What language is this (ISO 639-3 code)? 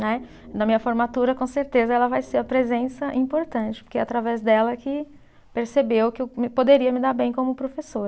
por